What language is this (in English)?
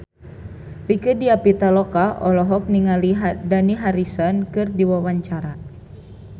Sundanese